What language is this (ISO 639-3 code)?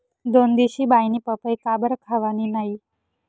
mar